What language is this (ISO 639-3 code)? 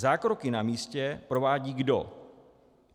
ces